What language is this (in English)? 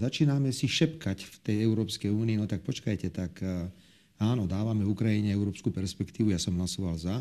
Slovak